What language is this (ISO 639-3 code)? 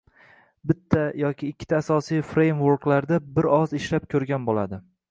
uzb